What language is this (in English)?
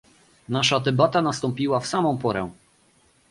Polish